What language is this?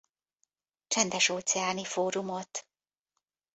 Hungarian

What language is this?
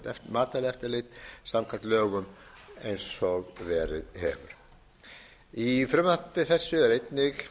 Icelandic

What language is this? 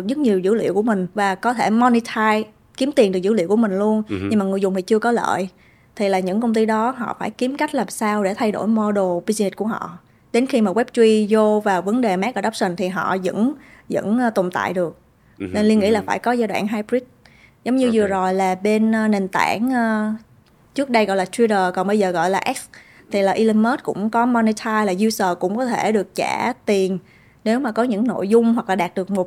Vietnamese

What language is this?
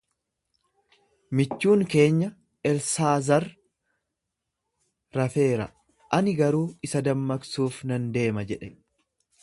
Oromo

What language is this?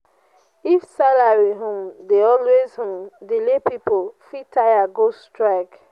Nigerian Pidgin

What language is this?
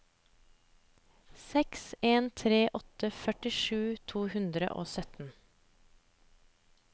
Norwegian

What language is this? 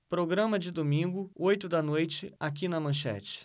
Portuguese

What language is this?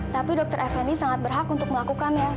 Indonesian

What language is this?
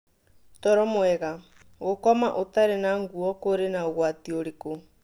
Kikuyu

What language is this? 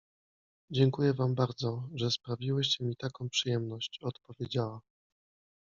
Polish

